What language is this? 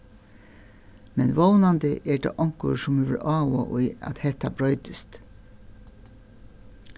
Faroese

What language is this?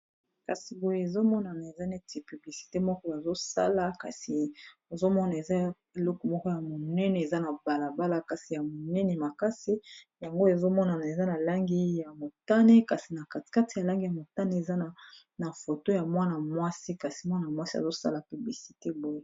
Lingala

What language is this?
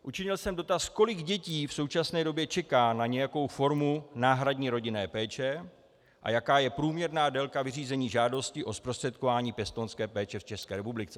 Czech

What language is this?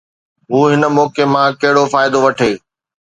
Sindhi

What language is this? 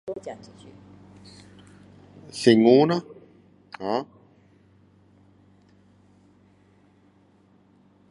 Min Dong Chinese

